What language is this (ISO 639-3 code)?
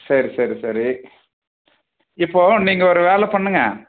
tam